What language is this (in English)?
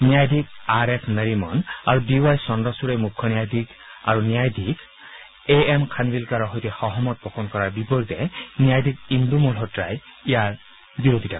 Assamese